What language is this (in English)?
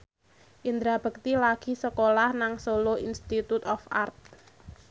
Javanese